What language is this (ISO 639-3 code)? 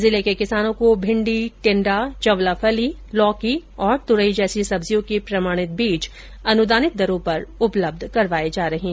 hin